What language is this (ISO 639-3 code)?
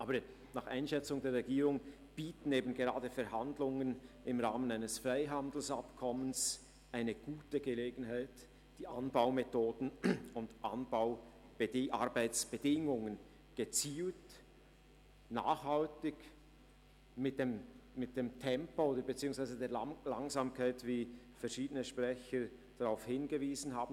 gsw